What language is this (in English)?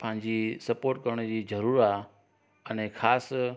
Sindhi